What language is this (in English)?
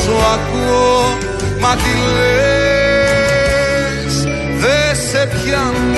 Greek